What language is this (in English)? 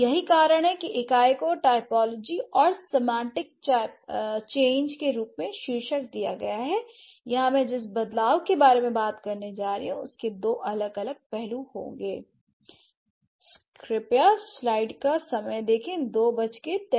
Hindi